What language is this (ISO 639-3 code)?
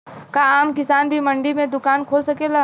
bho